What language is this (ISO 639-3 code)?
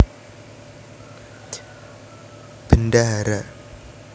jav